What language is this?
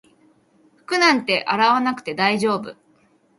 Japanese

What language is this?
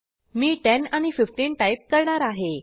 Marathi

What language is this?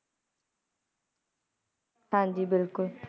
Punjabi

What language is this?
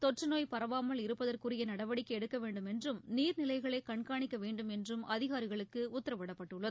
Tamil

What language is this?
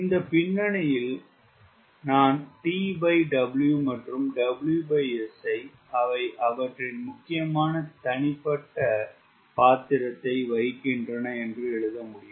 Tamil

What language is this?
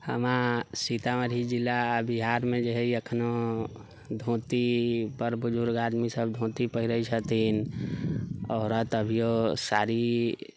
Maithili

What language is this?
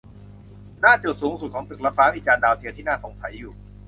Thai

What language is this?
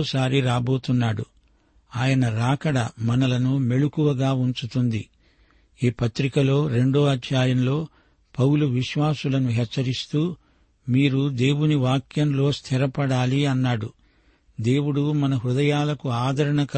Telugu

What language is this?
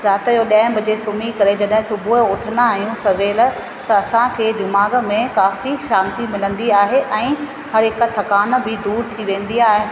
Sindhi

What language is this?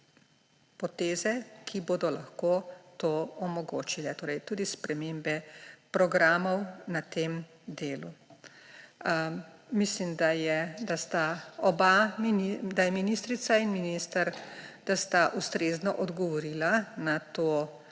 Slovenian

